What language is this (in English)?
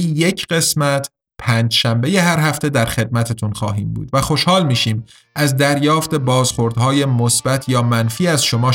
Persian